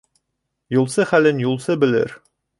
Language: Bashkir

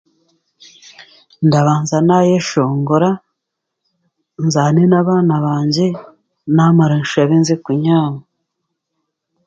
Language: Chiga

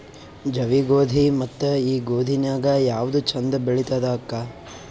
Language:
Kannada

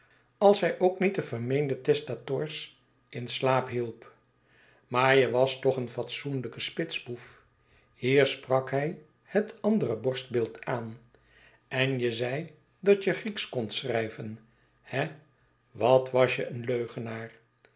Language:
Dutch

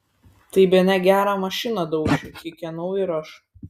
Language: Lithuanian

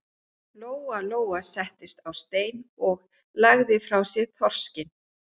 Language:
Icelandic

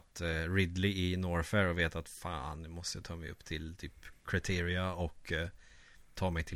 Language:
Swedish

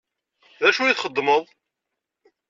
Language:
Kabyle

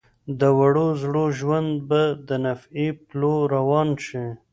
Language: Pashto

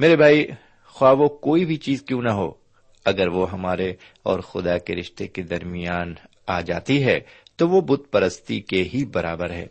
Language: Urdu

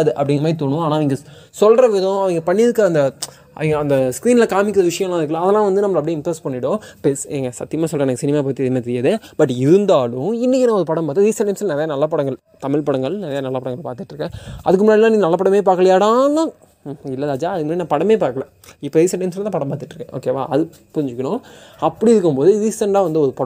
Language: Tamil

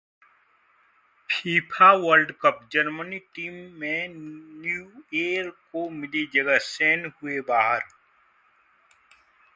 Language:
Hindi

